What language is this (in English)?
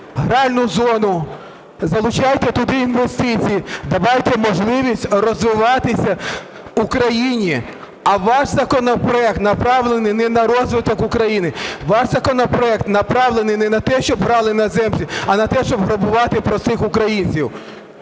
Ukrainian